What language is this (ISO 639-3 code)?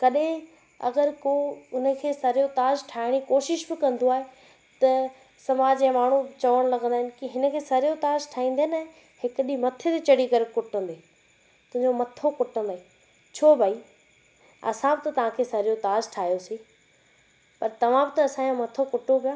snd